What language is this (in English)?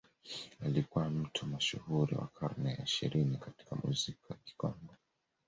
Swahili